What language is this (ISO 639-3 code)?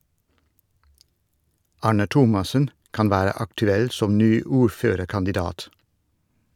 nor